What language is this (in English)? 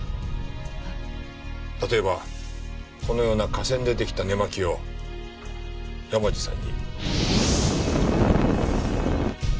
Japanese